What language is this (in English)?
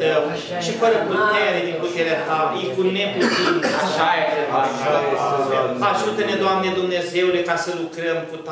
Romanian